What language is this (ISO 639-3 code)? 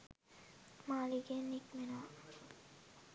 sin